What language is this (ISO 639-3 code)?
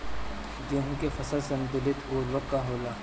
bho